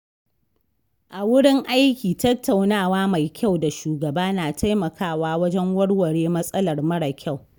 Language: Hausa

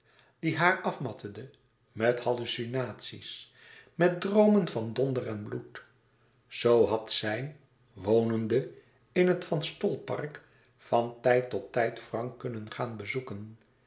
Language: Dutch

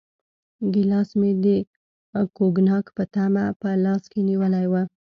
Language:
Pashto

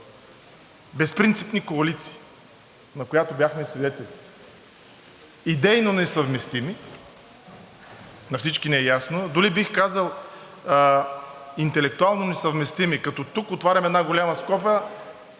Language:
Bulgarian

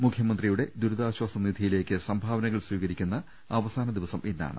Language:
Malayalam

